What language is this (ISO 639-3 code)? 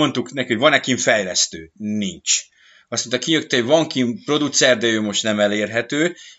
hun